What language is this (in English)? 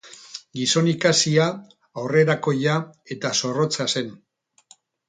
Basque